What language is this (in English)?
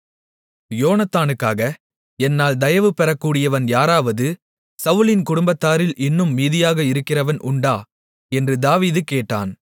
Tamil